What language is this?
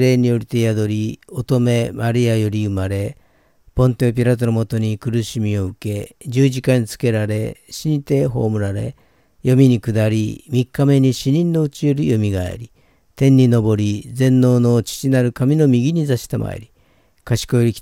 Japanese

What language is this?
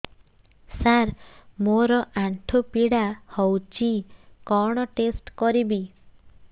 Odia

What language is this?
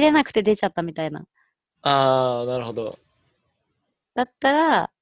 Japanese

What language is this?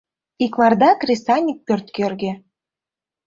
Mari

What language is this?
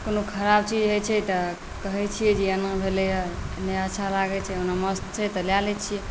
Maithili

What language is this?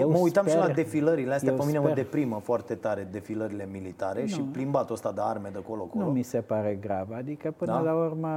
Romanian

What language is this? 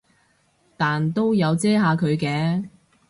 Cantonese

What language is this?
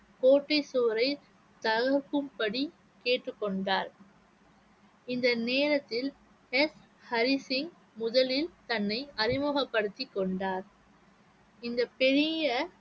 Tamil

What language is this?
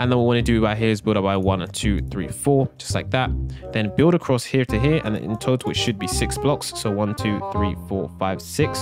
English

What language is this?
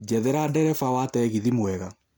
Kikuyu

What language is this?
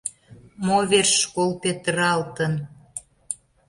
Mari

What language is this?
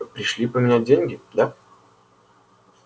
Russian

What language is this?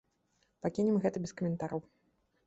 Belarusian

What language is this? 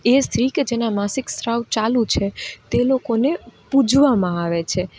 Gujarati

